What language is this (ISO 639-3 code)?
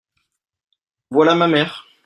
fra